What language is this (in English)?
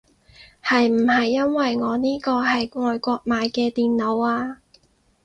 Cantonese